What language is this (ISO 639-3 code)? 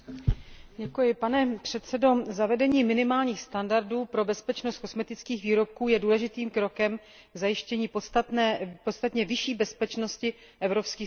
ces